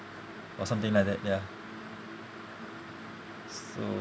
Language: English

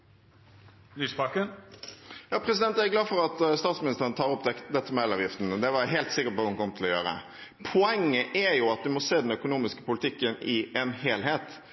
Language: Norwegian Bokmål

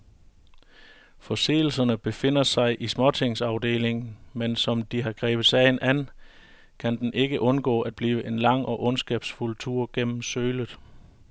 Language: Danish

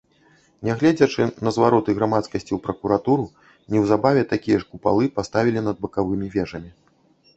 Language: Belarusian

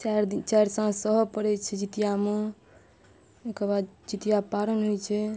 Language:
Maithili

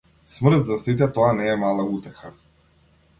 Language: Macedonian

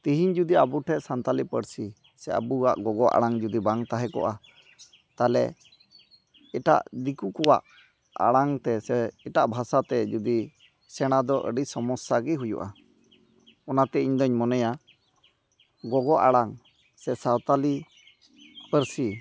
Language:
Santali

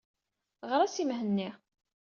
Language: Kabyle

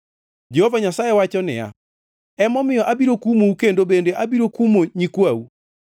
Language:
Luo (Kenya and Tanzania)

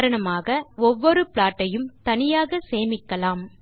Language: Tamil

